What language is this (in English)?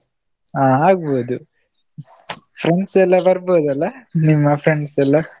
Kannada